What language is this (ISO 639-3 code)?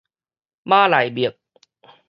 nan